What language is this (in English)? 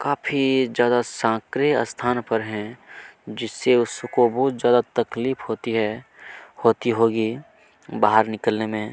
Hindi